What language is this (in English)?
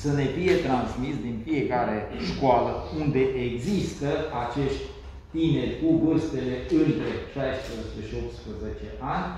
Romanian